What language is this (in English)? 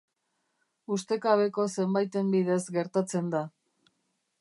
Basque